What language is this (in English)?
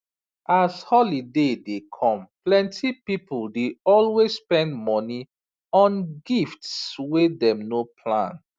Nigerian Pidgin